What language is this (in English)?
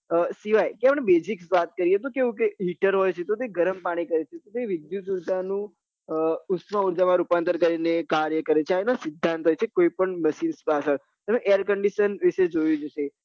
Gujarati